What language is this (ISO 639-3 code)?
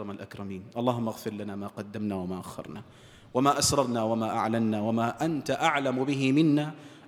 ara